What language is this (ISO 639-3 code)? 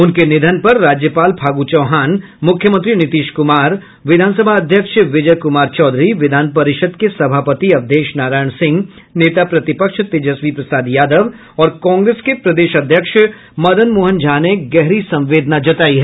hin